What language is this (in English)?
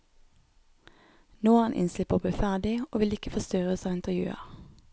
Norwegian